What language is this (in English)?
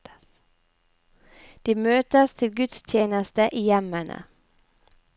Norwegian